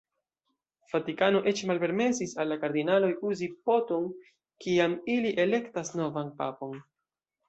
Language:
Esperanto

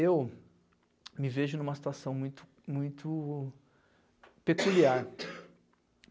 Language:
Portuguese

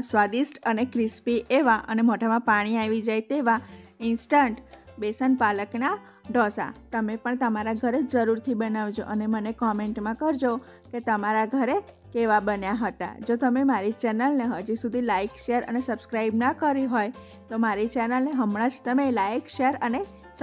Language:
Gujarati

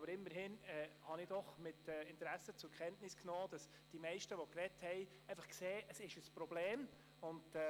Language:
Swiss German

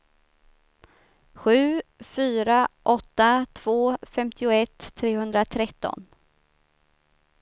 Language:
Swedish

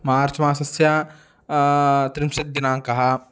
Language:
Sanskrit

